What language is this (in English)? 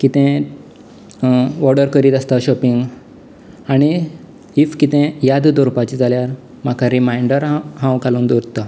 Konkani